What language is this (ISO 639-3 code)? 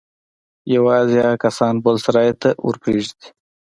pus